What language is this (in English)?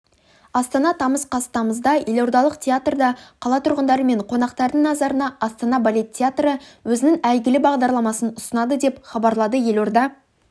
Kazakh